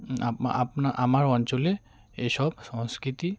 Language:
Bangla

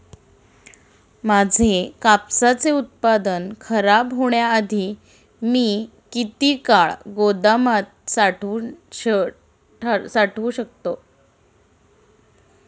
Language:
Marathi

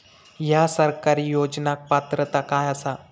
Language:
Marathi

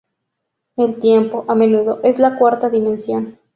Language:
Spanish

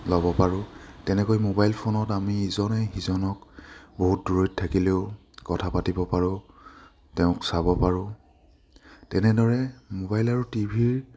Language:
Assamese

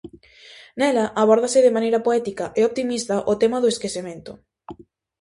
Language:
Galician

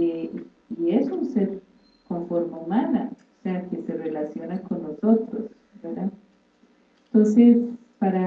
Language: Spanish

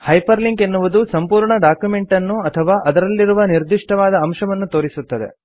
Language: Kannada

